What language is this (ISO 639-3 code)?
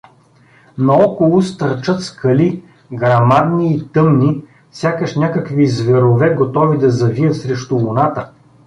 bul